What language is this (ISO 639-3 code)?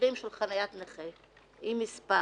heb